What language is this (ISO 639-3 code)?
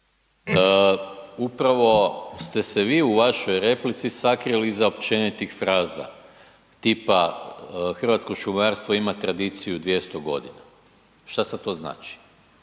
hrv